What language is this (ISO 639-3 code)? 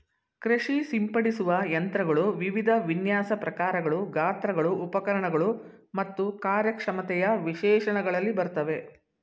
kan